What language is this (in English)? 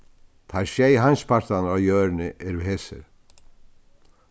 Faroese